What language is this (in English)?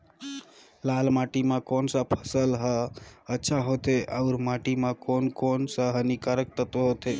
Chhattisgarhi